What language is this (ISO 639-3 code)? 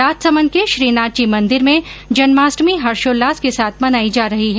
hin